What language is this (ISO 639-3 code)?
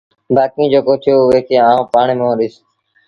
sbn